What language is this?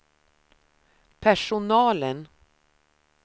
Swedish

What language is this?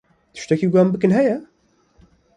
Kurdish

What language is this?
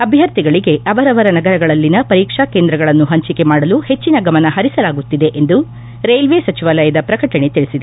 Kannada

